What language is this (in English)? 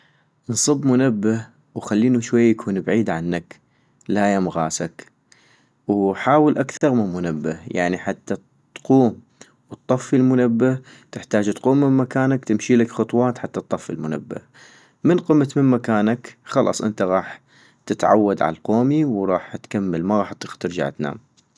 North Mesopotamian Arabic